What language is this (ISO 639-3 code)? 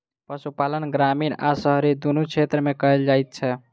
mai